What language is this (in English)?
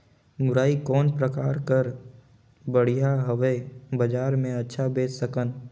Chhattisgarhi